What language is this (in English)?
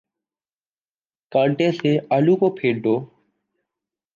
Urdu